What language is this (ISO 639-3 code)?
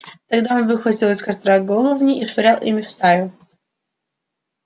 rus